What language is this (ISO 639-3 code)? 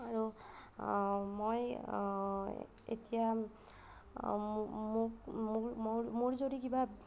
asm